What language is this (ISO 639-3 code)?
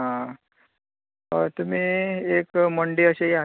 kok